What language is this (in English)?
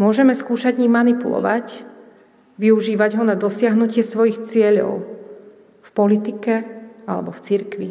Slovak